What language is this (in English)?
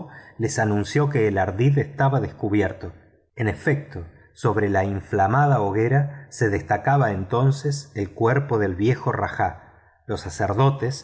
Spanish